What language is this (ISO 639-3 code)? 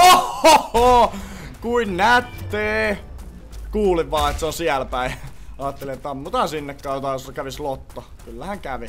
fin